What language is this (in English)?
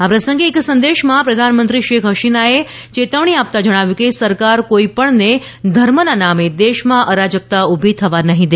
Gujarati